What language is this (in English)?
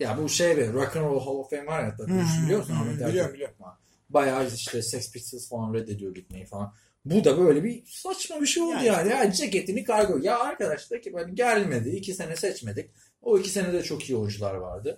Turkish